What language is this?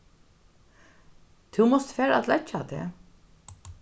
Faroese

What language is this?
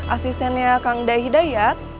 Indonesian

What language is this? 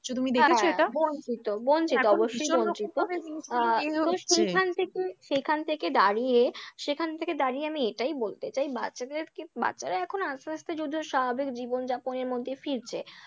Bangla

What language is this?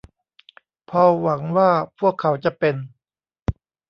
Thai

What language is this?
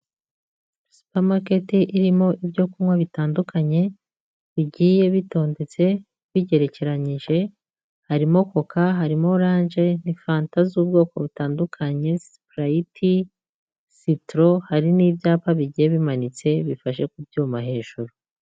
Kinyarwanda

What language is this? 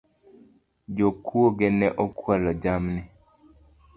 Luo (Kenya and Tanzania)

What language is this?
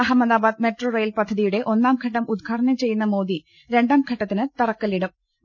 Malayalam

